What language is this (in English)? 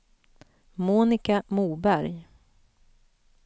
Swedish